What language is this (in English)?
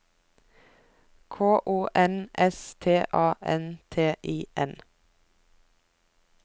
Norwegian